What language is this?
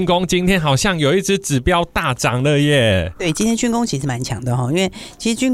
Chinese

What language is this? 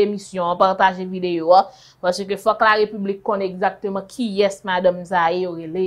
French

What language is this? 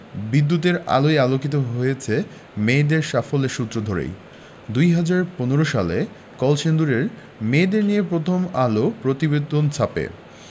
Bangla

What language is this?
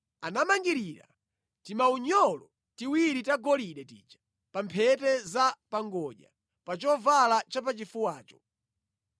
Nyanja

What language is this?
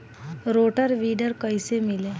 Bhojpuri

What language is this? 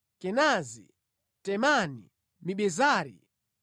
Nyanja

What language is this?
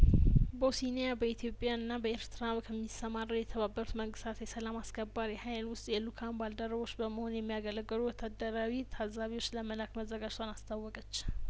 Amharic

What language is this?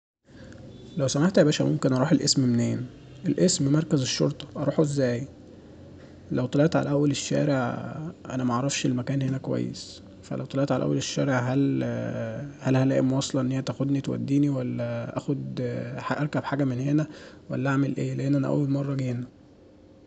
Egyptian Arabic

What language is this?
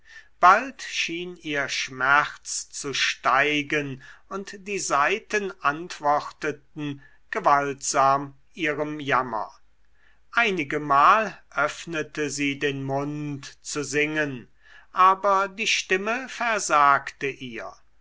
German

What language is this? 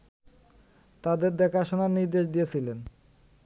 Bangla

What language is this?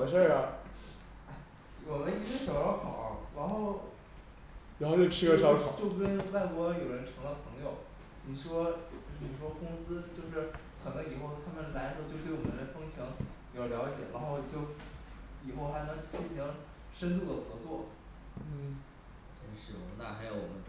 Chinese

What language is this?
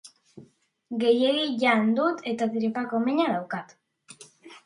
Basque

